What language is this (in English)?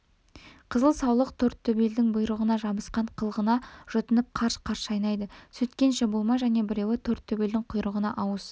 Kazakh